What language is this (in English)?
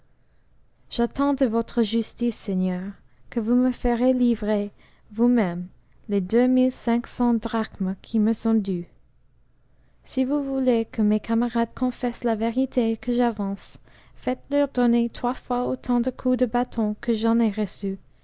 French